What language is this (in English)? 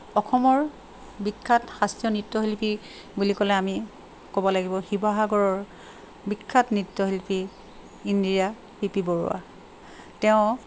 Assamese